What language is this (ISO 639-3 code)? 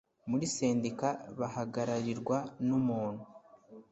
kin